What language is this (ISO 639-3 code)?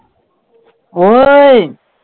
pan